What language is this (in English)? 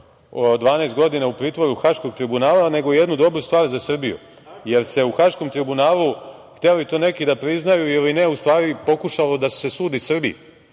Serbian